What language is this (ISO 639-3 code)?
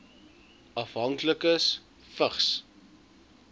afr